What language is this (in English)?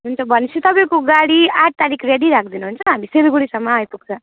Nepali